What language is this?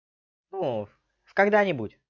Russian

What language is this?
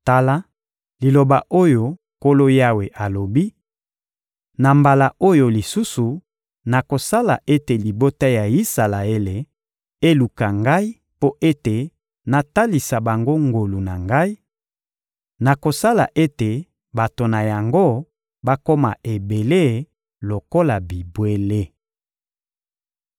Lingala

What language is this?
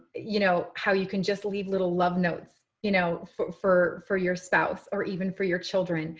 English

